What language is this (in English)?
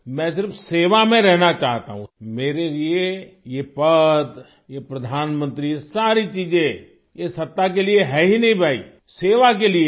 Hindi